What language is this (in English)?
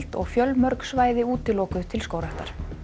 Icelandic